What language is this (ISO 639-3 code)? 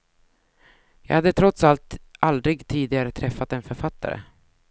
swe